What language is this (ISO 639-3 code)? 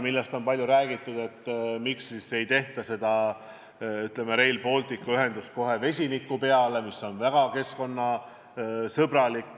est